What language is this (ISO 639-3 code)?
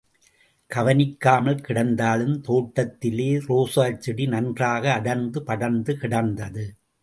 tam